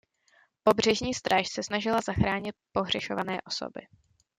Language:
Czech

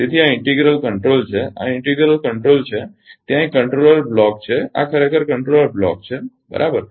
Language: Gujarati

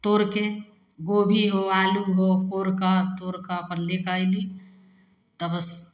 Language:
Maithili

